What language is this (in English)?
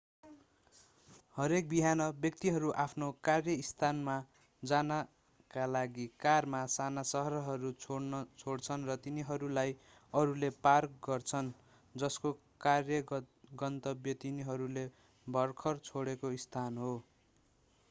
Nepali